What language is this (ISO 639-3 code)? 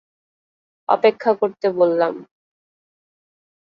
ben